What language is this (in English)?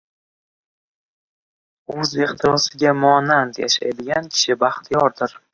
Uzbek